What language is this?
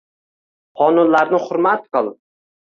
Uzbek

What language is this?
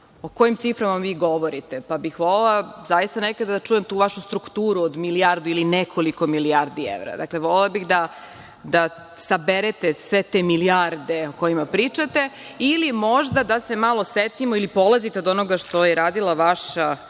Serbian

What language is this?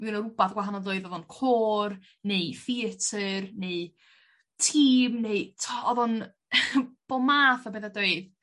Welsh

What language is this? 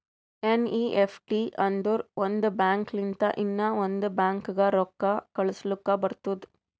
Kannada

